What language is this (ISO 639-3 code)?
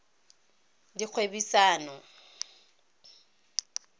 tsn